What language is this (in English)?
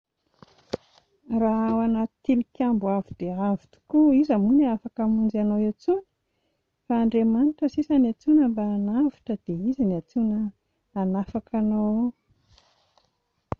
Malagasy